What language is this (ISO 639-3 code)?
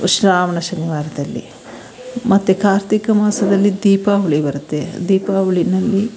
kan